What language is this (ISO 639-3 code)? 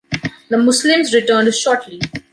eng